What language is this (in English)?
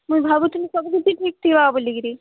Odia